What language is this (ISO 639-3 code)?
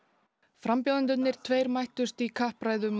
isl